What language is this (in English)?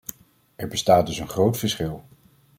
Dutch